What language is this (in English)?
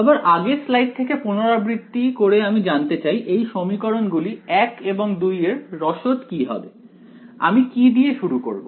Bangla